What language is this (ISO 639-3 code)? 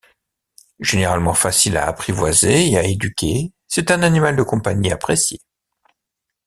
fra